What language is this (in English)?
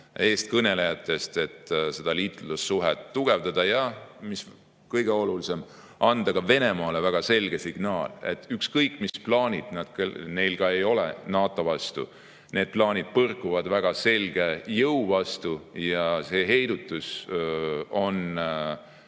Estonian